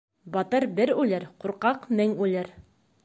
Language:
Bashkir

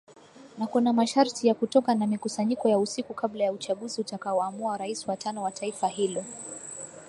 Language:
Swahili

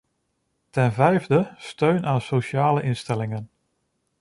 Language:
Dutch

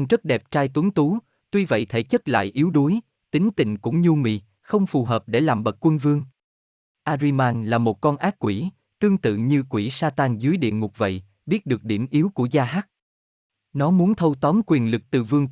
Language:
Vietnamese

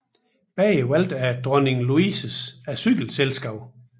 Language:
Danish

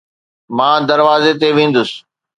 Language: Sindhi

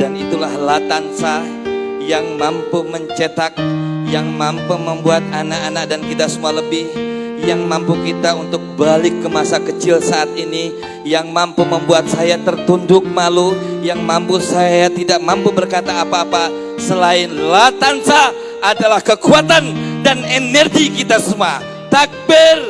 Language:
Indonesian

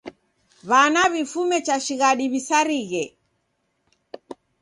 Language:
Taita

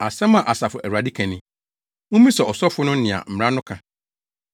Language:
Akan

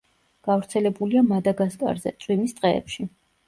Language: Georgian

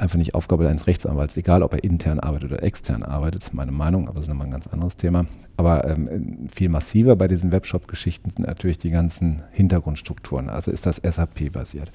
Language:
German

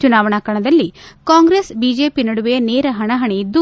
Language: Kannada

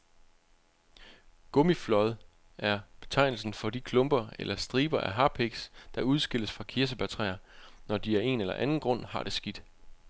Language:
Danish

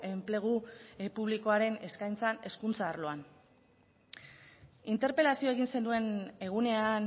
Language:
Basque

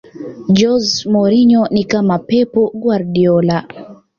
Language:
Swahili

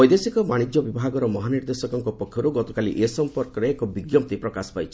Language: Odia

